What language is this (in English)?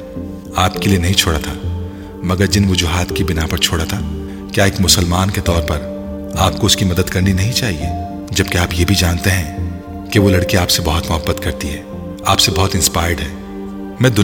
Urdu